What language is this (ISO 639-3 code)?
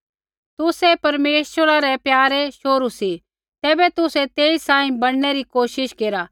kfx